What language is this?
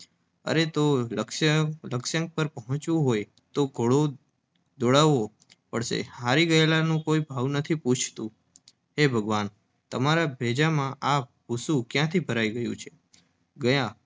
Gujarati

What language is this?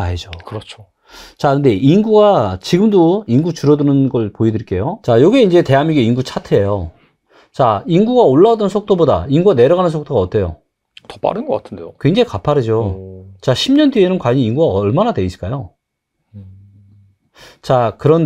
Korean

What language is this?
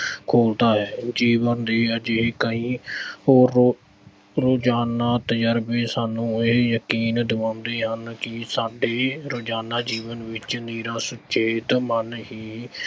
Punjabi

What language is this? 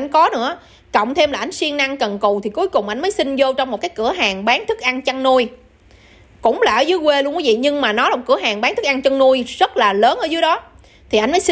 Vietnamese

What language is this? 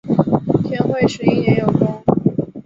Chinese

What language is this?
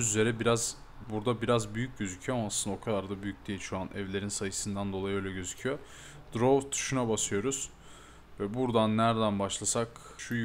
Turkish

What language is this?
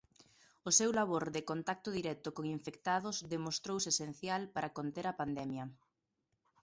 Galician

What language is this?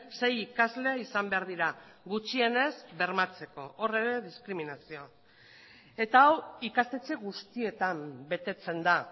Basque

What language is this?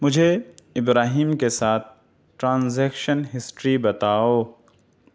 Urdu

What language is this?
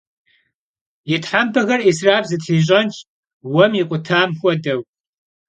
Kabardian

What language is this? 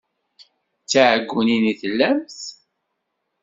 Kabyle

